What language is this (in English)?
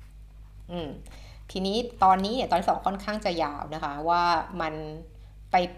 Thai